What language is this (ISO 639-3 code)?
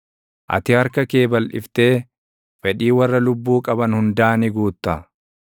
orm